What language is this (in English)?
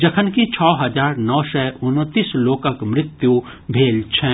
Maithili